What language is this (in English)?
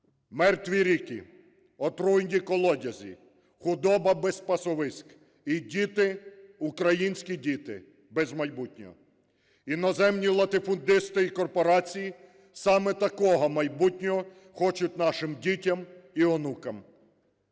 Ukrainian